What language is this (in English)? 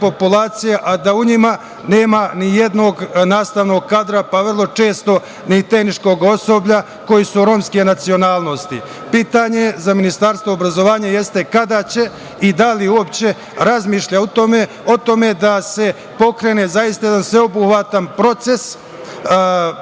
Serbian